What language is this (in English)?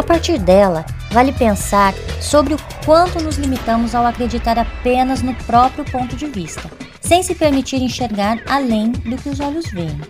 Portuguese